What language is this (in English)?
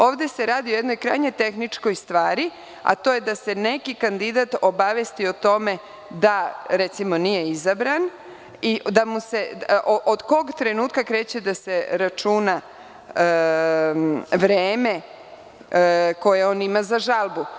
Serbian